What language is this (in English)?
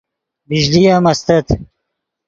Yidgha